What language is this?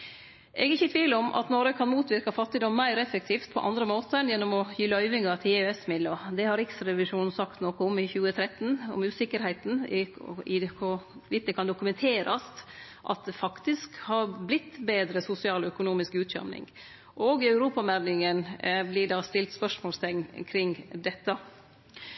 Norwegian Nynorsk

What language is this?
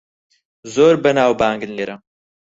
Central Kurdish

